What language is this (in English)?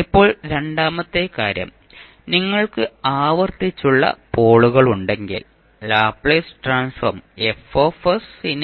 Malayalam